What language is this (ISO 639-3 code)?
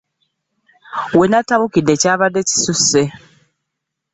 lug